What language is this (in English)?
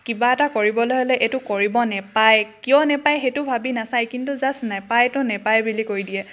Assamese